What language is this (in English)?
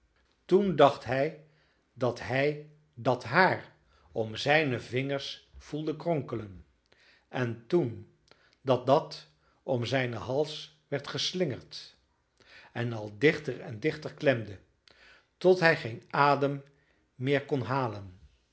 Dutch